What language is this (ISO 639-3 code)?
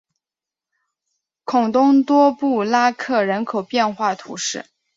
zho